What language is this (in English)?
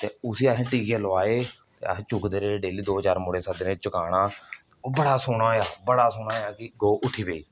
Dogri